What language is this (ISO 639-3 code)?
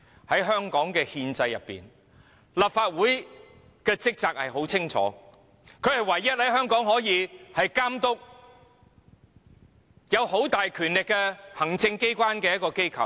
yue